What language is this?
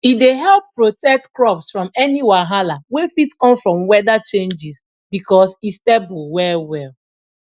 Nigerian Pidgin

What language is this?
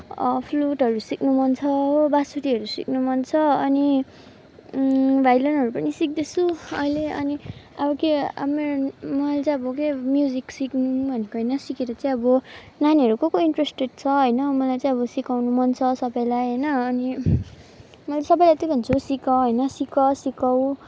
Nepali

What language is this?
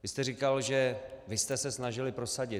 Czech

